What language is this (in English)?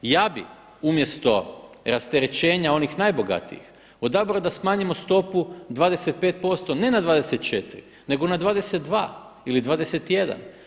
Croatian